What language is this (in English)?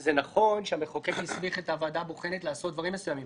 Hebrew